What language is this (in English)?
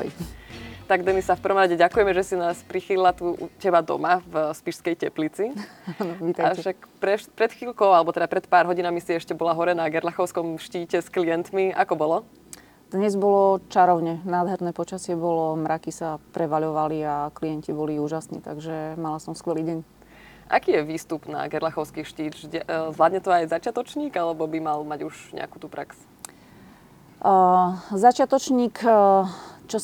Slovak